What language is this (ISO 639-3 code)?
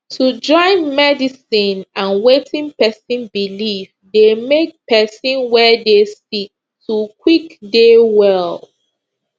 pcm